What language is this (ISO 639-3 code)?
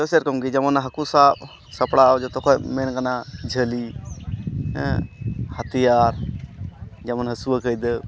sat